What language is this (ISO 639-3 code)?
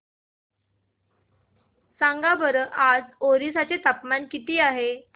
mar